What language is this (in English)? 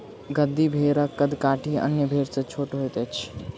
Maithili